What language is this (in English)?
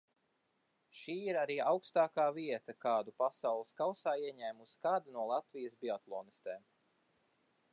Latvian